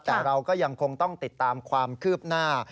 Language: Thai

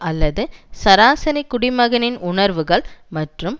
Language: Tamil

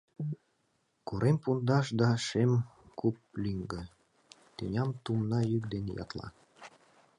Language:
Mari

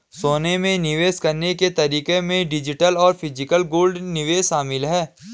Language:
Hindi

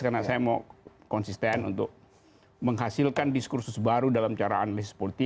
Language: Indonesian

